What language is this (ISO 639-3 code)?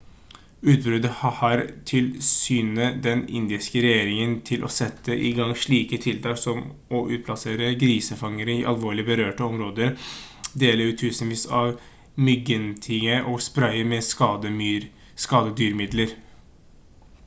nob